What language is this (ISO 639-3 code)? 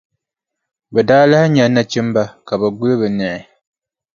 dag